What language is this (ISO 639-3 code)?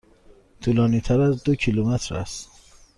fas